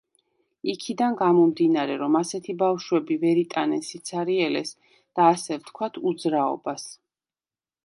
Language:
Georgian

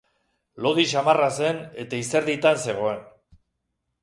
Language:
Basque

